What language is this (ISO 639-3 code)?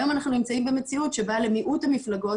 heb